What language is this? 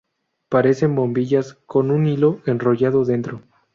Spanish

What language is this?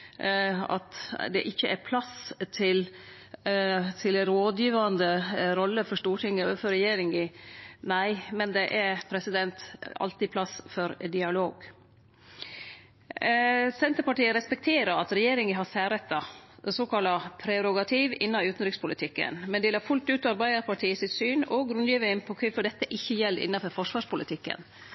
Norwegian Nynorsk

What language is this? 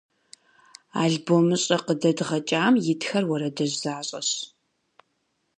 Kabardian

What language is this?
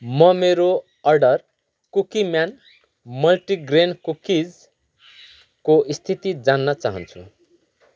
Nepali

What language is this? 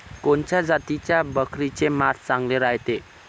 Marathi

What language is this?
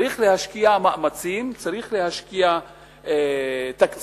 Hebrew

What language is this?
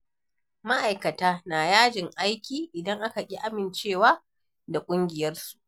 Hausa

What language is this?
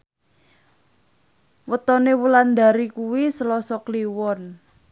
Javanese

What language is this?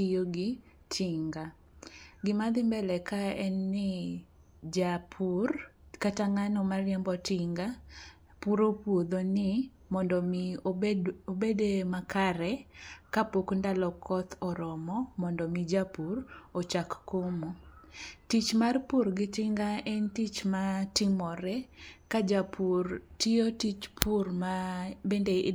Luo (Kenya and Tanzania)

